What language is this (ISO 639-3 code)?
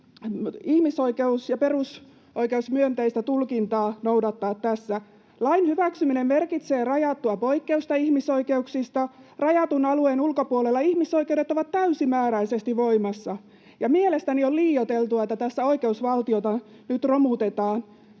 fin